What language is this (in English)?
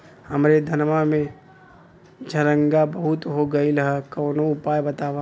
Bhojpuri